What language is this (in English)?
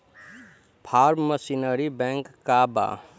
Bhojpuri